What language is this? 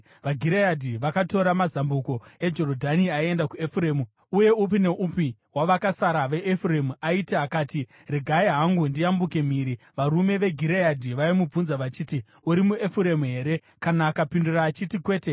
Shona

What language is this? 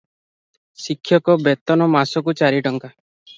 Odia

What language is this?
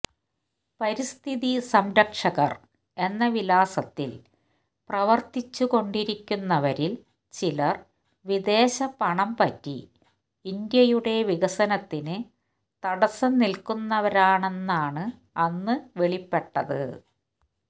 Malayalam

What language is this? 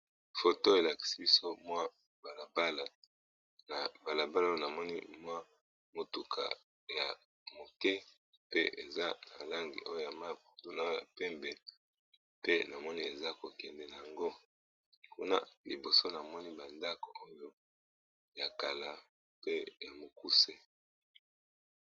Lingala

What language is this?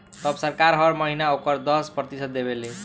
Bhojpuri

